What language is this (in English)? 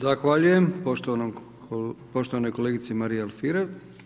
Croatian